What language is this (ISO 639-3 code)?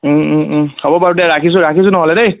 asm